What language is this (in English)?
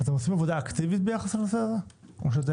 Hebrew